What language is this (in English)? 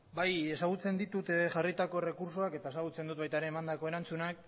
Basque